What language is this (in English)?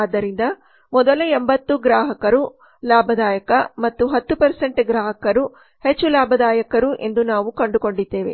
Kannada